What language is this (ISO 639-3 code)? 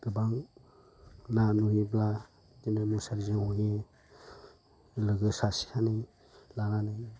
brx